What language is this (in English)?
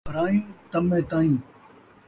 Saraiki